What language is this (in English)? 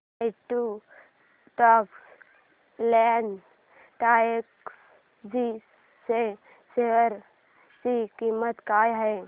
Marathi